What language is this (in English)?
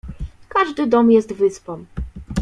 Polish